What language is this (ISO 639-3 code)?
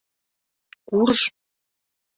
chm